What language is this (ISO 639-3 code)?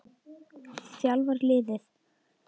isl